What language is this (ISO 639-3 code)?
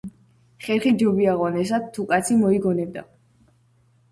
kat